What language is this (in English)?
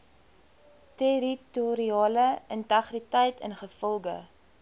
Afrikaans